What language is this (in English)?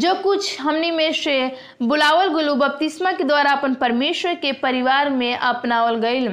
Hindi